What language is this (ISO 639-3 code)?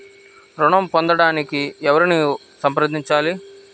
tel